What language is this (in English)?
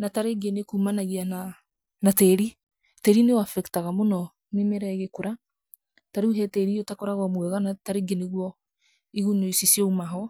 Kikuyu